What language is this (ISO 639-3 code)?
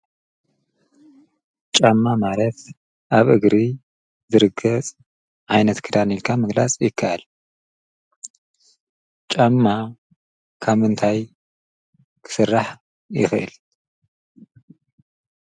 tir